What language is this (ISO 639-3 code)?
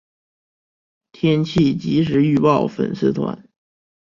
zho